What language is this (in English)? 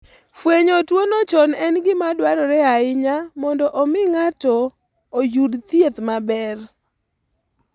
Luo (Kenya and Tanzania)